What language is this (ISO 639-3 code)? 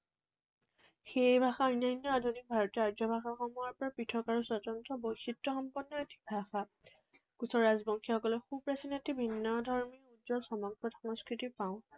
asm